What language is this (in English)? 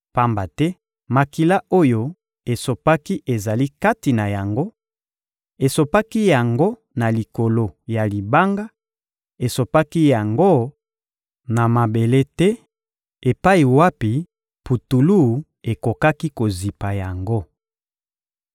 Lingala